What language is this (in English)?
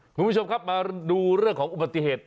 Thai